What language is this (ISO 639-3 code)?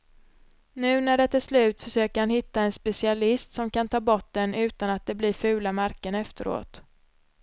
swe